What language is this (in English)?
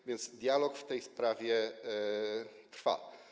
Polish